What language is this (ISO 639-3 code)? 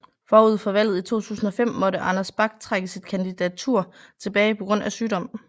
dan